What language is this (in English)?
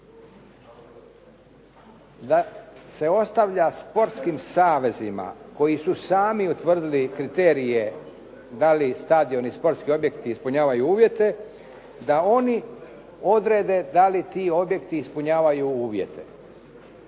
Croatian